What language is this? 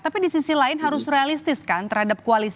Indonesian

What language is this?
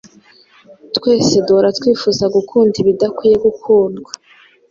Kinyarwanda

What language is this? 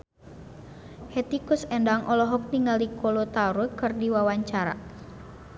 Sundanese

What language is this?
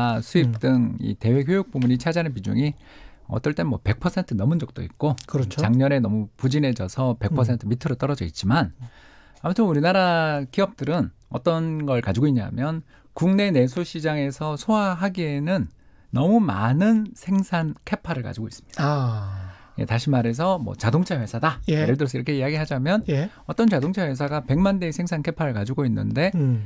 Korean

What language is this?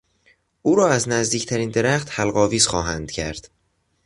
Persian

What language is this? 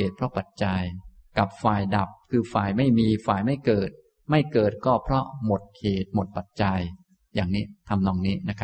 Thai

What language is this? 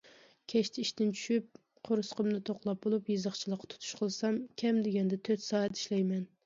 Uyghur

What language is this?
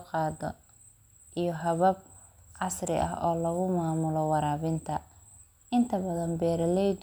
Somali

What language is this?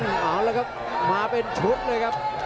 Thai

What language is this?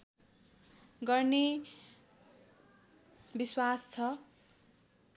Nepali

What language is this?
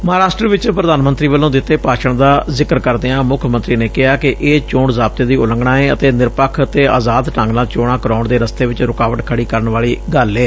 Punjabi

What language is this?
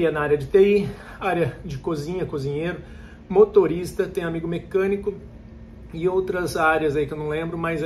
Portuguese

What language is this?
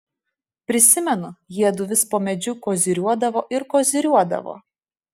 Lithuanian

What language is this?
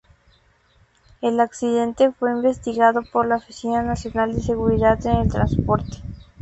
Spanish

